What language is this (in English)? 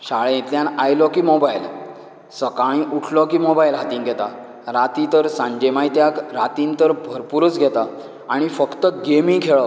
Konkani